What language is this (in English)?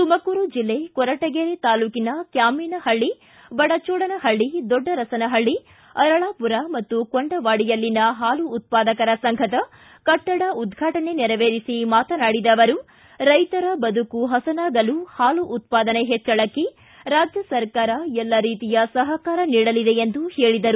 Kannada